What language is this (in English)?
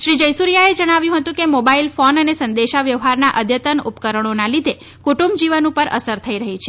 Gujarati